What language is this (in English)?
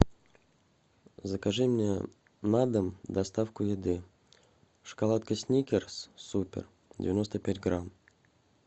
Russian